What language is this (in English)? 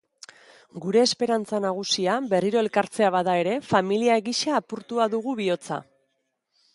Basque